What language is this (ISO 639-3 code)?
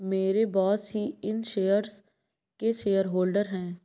hin